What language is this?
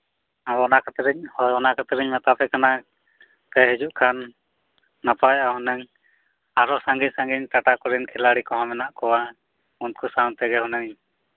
Santali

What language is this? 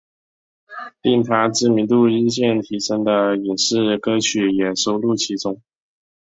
Chinese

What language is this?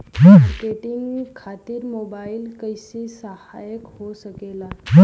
Bhojpuri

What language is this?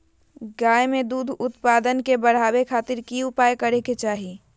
Magahi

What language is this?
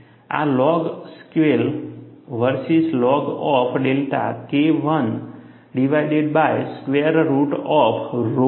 Gujarati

